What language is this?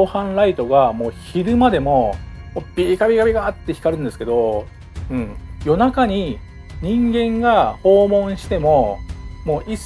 Japanese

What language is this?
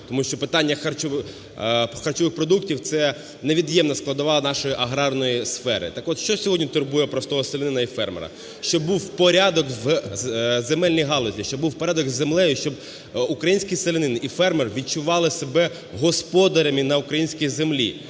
Ukrainian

